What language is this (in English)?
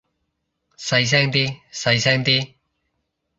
Cantonese